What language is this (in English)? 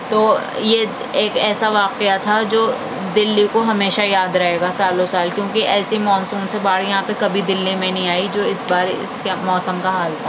Urdu